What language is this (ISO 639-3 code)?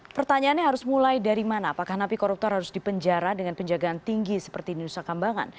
ind